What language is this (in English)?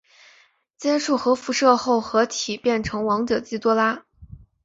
Chinese